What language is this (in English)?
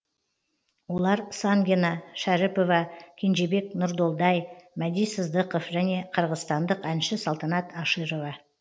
Kazakh